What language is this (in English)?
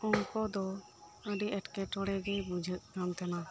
Santali